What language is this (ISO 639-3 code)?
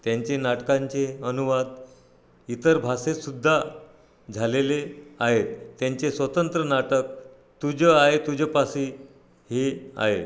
mar